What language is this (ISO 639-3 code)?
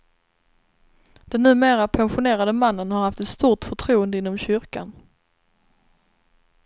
swe